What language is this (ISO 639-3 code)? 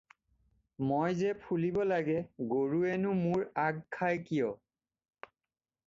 asm